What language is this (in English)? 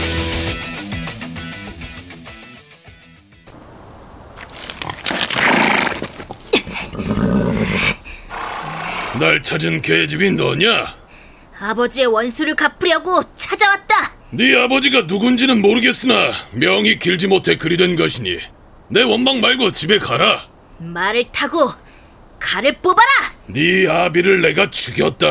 Korean